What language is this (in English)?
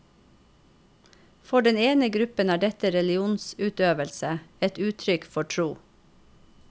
Norwegian